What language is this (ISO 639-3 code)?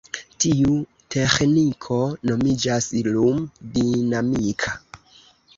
epo